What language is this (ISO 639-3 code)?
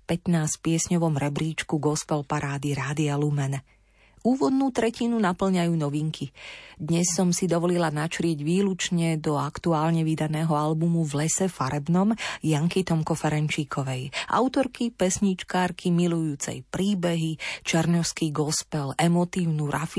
slk